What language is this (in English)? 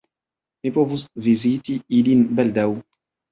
Esperanto